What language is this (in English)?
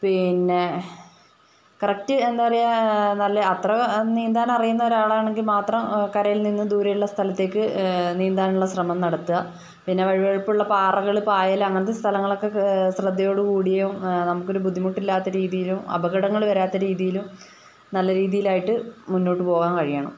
Malayalam